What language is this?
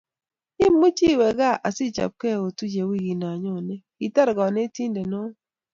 Kalenjin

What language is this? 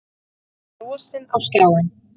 Icelandic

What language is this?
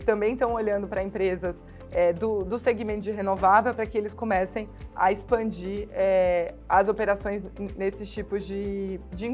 Portuguese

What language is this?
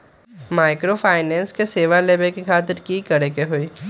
Magahi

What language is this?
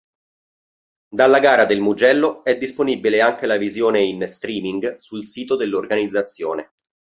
Italian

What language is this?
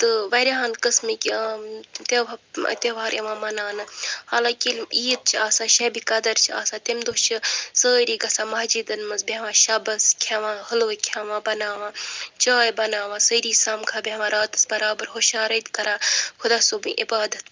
Kashmiri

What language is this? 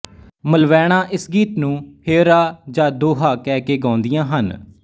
Punjabi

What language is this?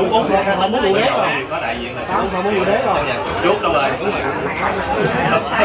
Vietnamese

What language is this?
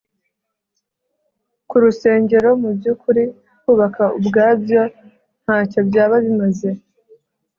Kinyarwanda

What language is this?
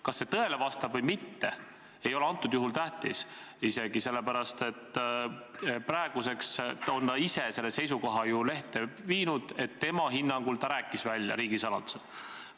Estonian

